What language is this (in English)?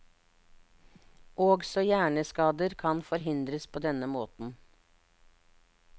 Norwegian